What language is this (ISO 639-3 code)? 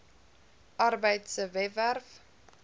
afr